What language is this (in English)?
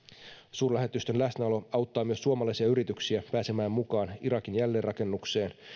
Finnish